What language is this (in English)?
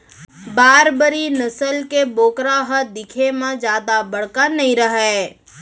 Chhattisgarhi